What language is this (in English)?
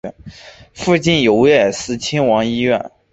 Chinese